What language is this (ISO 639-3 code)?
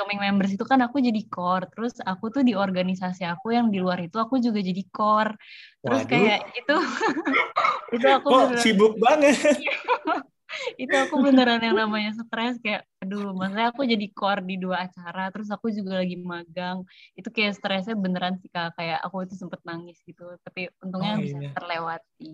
ind